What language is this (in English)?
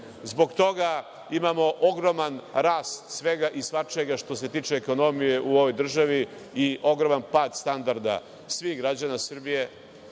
Serbian